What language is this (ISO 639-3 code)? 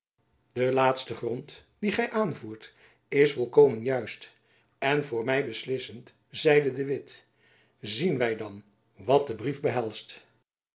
nld